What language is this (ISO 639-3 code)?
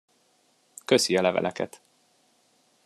hun